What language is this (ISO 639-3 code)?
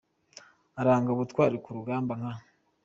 kin